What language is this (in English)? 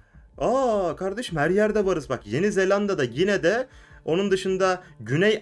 Turkish